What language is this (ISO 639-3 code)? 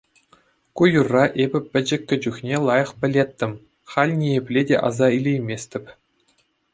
chv